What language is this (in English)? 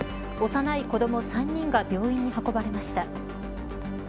Japanese